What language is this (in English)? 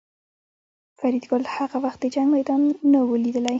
Pashto